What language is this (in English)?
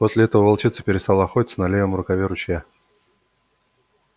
Russian